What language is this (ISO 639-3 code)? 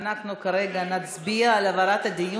heb